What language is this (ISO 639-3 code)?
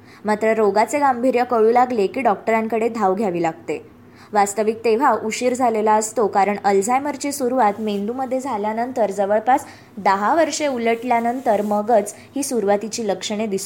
mar